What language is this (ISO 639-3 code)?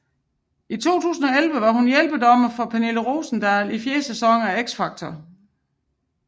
dan